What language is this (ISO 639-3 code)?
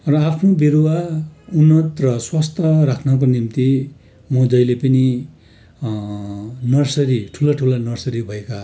nep